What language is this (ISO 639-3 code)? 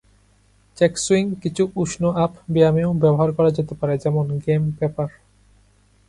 ben